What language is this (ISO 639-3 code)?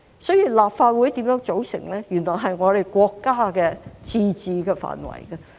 yue